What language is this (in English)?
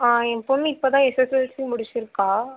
Tamil